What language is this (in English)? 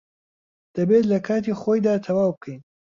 Central Kurdish